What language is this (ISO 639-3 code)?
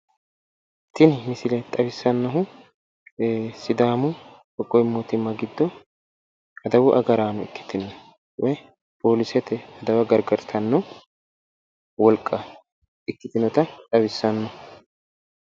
sid